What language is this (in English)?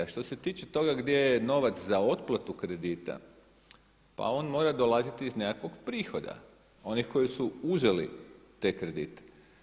Croatian